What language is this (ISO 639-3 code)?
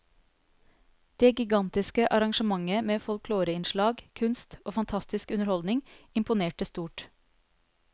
nor